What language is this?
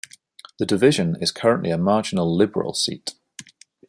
English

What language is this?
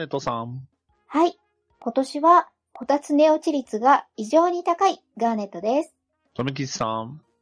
Japanese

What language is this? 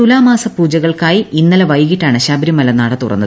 Malayalam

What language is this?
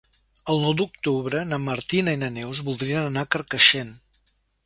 Catalan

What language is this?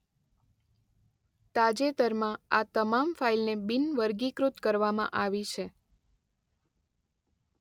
Gujarati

